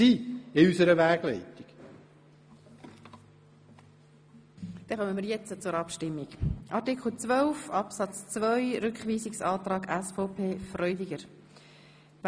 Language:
Swiss German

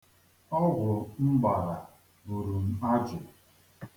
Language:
Igbo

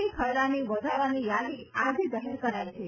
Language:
Gujarati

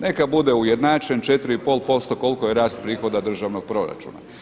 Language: Croatian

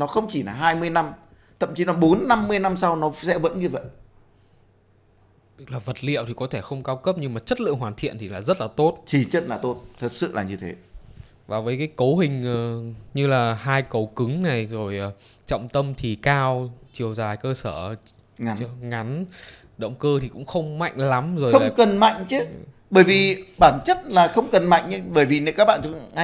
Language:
Vietnamese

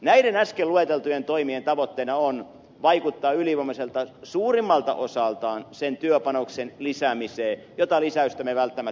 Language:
Finnish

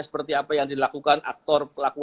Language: Indonesian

